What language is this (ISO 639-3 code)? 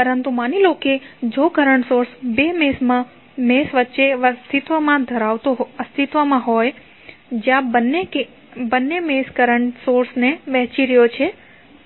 guj